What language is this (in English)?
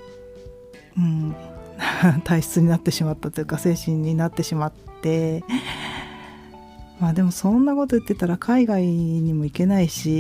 Japanese